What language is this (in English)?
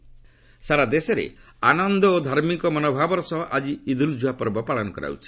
Odia